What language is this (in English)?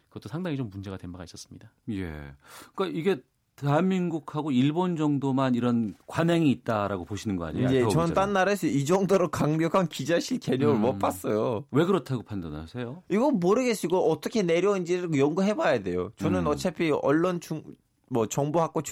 Korean